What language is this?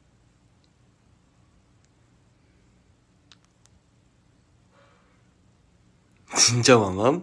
Korean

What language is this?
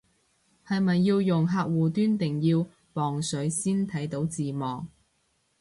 Cantonese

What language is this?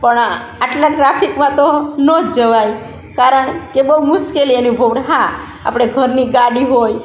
Gujarati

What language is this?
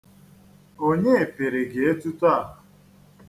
Igbo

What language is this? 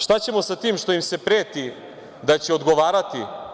Serbian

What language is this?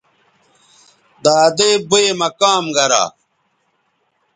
Bateri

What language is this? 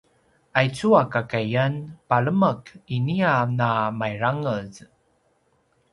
Paiwan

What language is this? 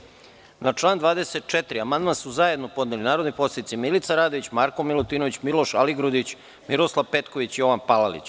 Serbian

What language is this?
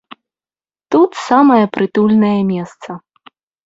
Belarusian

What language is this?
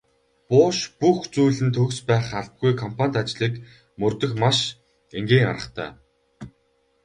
Mongolian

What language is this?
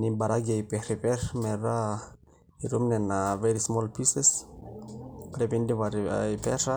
Masai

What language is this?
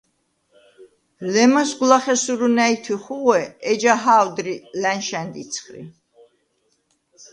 Svan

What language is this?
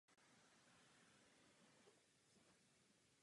Czech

